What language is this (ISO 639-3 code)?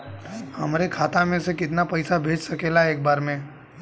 bho